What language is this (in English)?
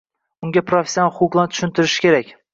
Uzbek